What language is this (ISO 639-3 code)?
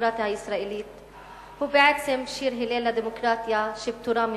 heb